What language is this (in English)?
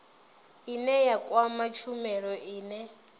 Venda